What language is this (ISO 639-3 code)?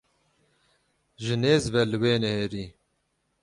kur